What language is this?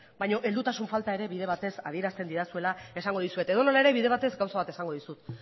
Basque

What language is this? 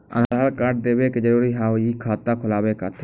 Maithili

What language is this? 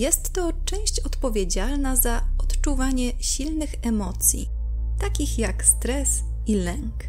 Polish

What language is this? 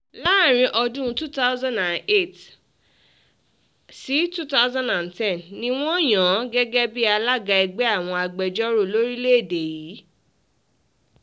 Yoruba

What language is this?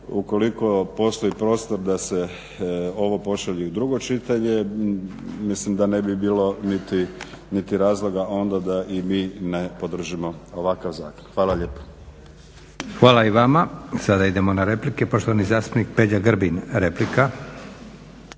Croatian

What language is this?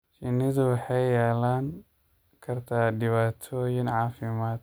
Somali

